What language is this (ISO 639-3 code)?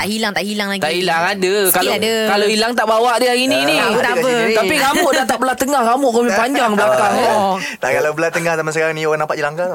msa